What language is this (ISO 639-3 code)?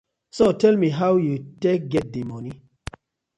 pcm